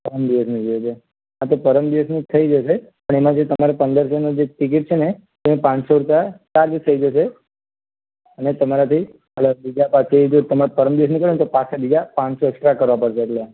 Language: Gujarati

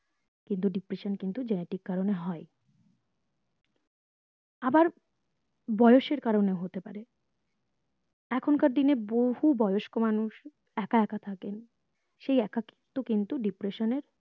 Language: Bangla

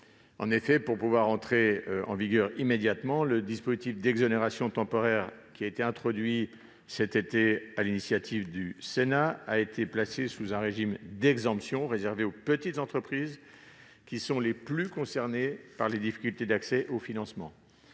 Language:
French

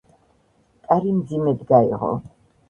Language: Georgian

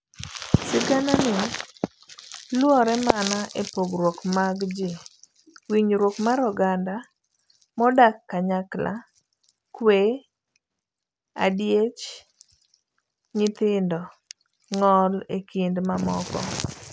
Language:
Luo (Kenya and Tanzania)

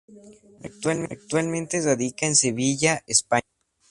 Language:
Spanish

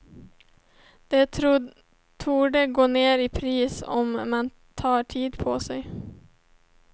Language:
Swedish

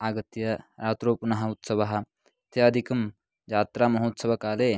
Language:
Sanskrit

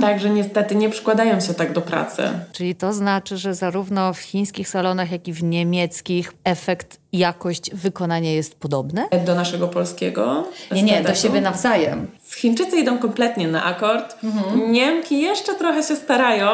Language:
Polish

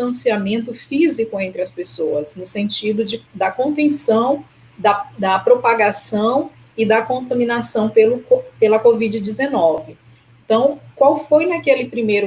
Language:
Portuguese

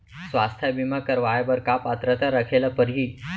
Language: Chhattisgarhi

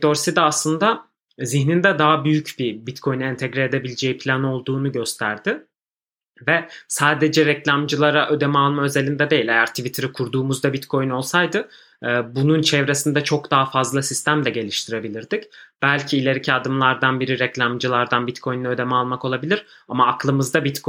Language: Turkish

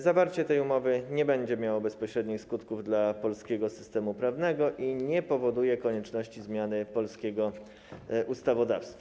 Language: Polish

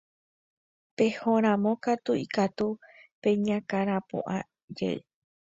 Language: Guarani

